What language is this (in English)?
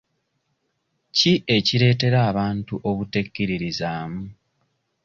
Ganda